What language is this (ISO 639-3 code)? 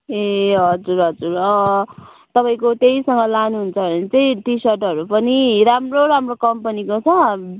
nep